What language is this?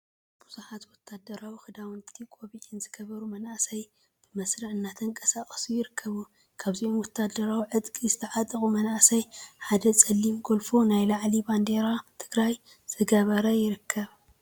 Tigrinya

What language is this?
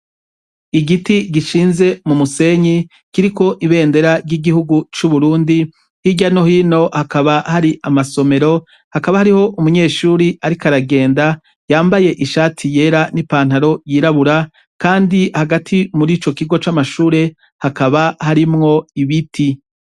Rundi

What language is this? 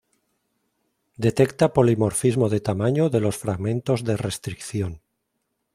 Spanish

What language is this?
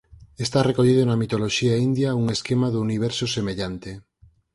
Galician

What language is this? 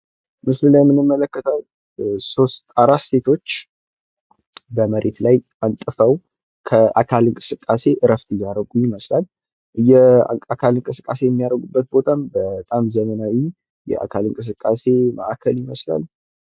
Amharic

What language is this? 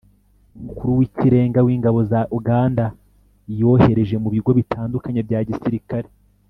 Kinyarwanda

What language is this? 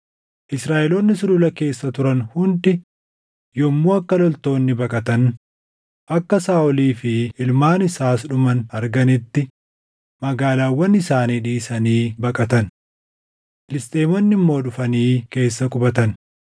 Oromo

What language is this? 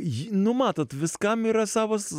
Lithuanian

